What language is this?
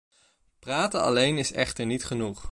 Dutch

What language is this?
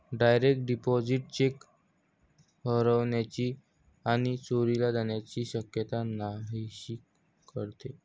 Marathi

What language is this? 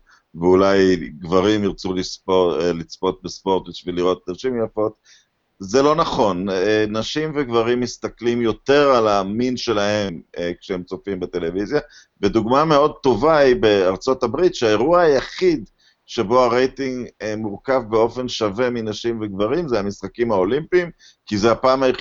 Hebrew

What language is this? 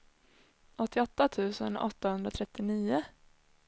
Swedish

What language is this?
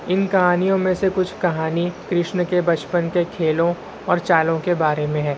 Urdu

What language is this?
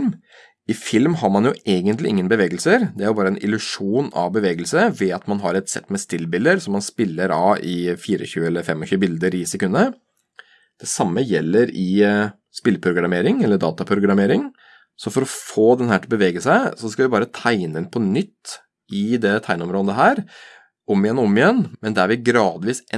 Norwegian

